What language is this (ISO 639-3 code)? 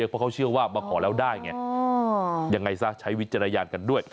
tha